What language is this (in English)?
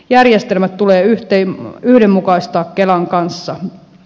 Finnish